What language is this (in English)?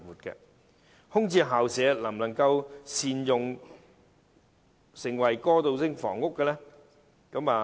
Cantonese